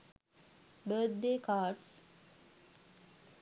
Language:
Sinhala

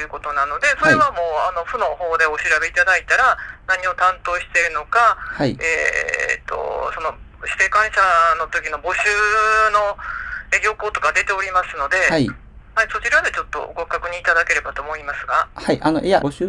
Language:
Japanese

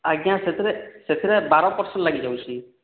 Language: Odia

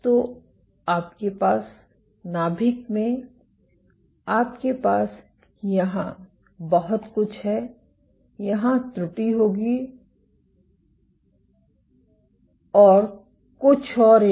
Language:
Hindi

